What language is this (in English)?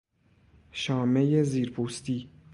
Persian